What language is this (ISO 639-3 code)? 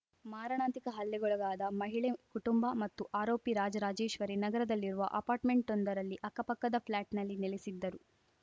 kan